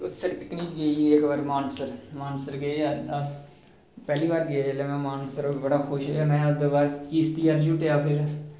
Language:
Dogri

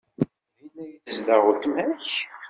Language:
Kabyle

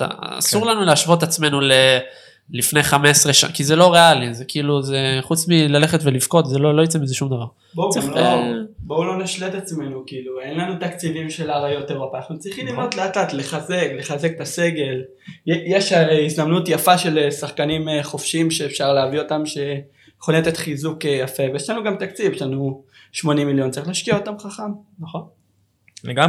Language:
Hebrew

